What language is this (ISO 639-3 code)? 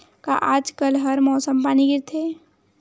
hne